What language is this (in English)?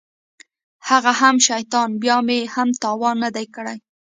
Pashto